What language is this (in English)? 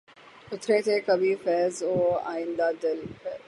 Urdu